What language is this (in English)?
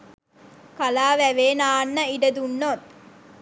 Sinhala